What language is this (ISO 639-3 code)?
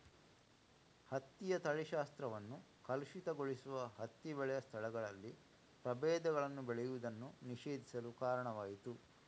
kan